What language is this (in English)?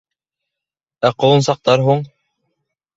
Bashkir